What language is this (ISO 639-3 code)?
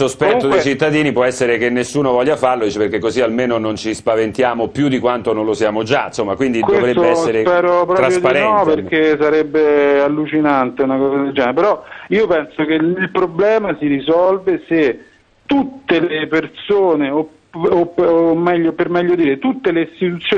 ita